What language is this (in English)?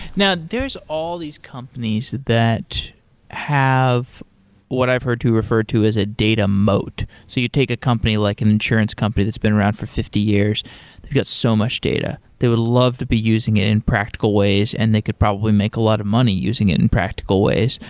English